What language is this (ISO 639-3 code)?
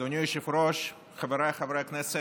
heb